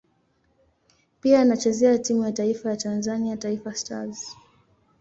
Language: Swahili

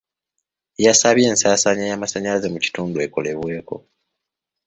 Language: Ganda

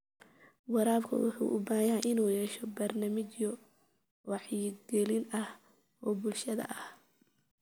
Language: Somali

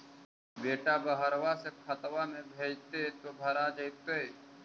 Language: Magahi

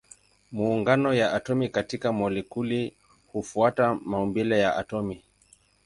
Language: Swahili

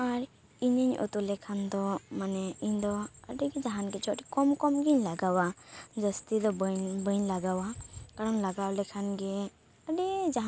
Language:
Santali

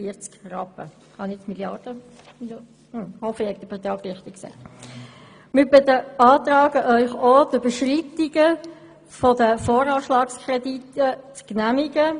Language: Swiss German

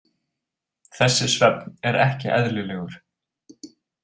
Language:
Icelandic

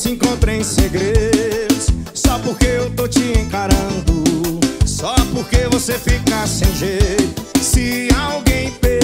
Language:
Portuguese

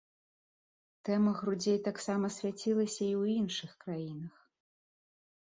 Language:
Belarusian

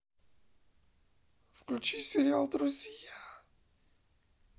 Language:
Russian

